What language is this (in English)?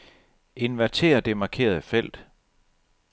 Danish